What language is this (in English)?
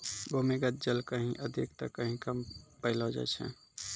Maithili